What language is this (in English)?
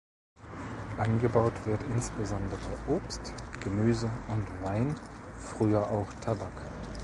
German